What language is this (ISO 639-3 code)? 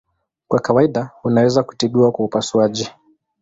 swa